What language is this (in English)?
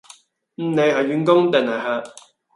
Cantonese